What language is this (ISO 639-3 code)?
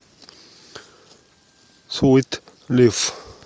rus